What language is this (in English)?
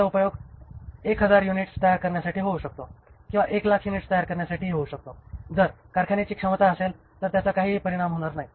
Marathi